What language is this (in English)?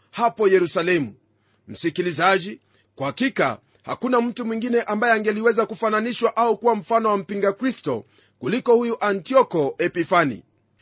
Swahili